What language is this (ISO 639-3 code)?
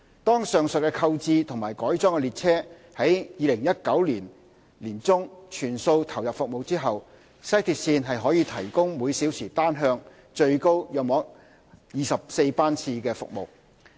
yue